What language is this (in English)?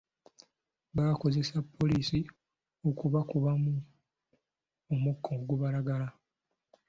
Ganda